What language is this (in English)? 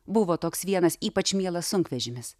Lithuanian